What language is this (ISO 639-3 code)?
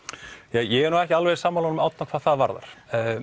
isl